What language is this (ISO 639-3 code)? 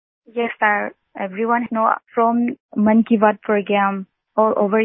hin